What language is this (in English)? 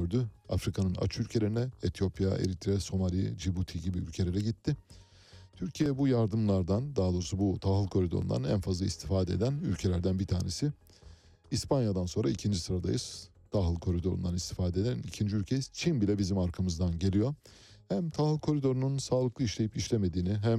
Turkish